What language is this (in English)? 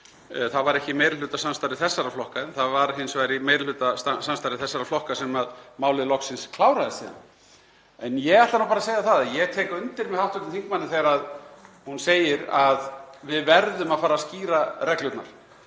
Icelandic